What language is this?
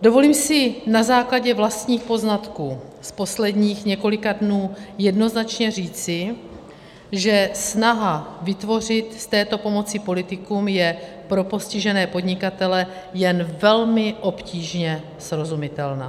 Czech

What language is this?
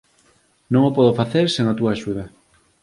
Galician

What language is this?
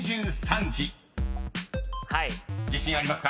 Japanese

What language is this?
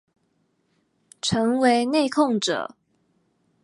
Chinese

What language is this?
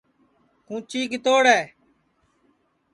Sansi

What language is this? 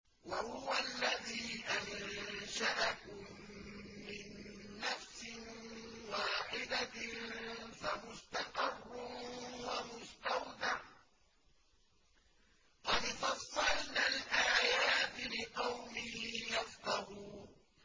Arabic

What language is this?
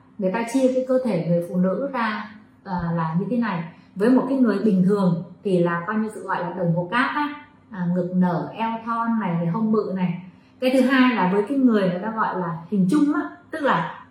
Vietnamese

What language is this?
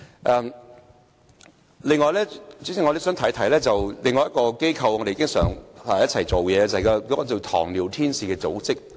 Cantonese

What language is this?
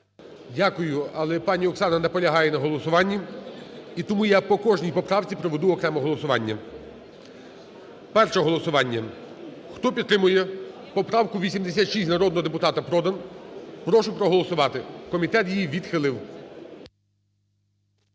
Ukrainian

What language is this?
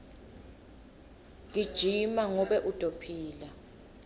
Swati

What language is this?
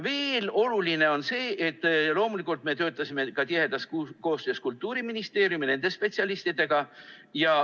Estonian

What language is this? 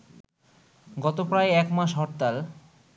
Bangla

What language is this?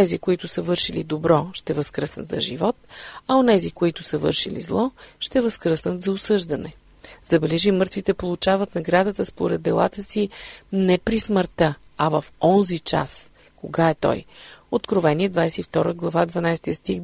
Bulgarian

